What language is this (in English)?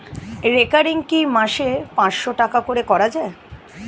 Bangla